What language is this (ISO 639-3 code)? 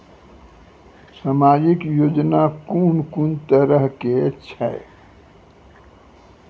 mai